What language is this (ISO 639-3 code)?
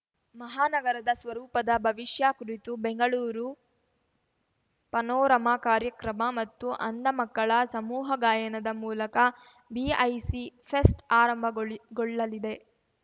kan